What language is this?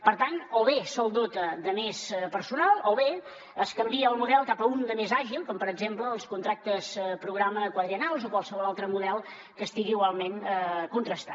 Catalan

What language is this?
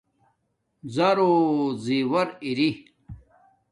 Domaaki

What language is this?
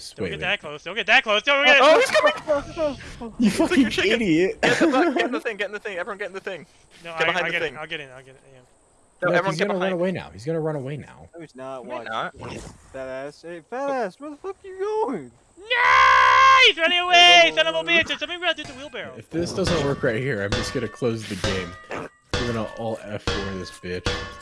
English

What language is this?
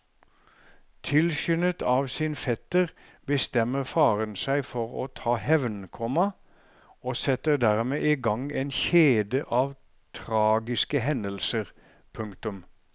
Norwegian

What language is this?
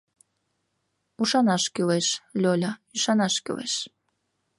Mari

